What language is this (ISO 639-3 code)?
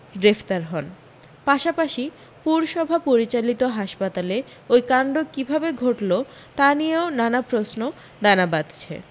ben